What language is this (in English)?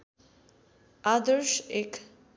Nepali